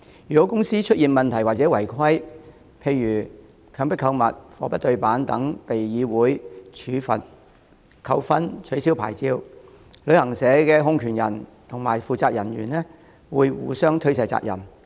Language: Cantonese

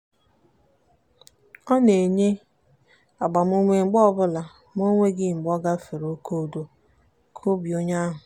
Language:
Igbo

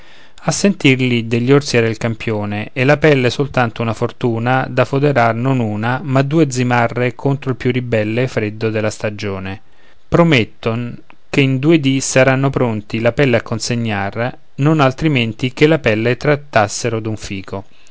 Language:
Italian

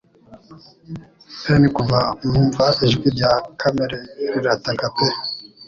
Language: Kinyarwanda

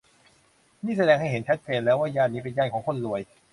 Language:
Thai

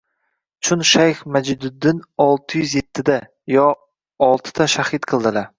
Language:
Uzbek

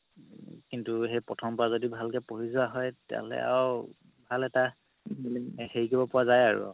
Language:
Assamese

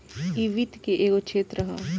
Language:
Bhojpuri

